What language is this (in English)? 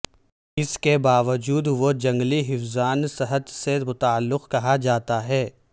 Urdu